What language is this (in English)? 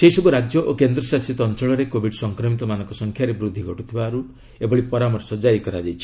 Odia